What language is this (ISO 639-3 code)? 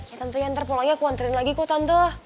ind